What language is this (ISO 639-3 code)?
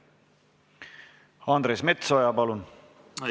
est